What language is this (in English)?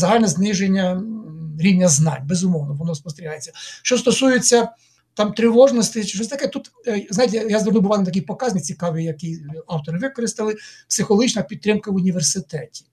Ukrainian